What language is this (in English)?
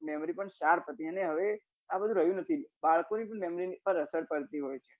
Gujarati